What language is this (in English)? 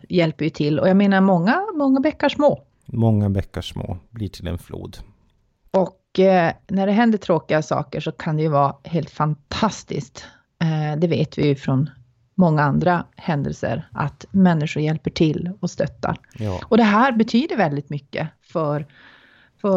Swedish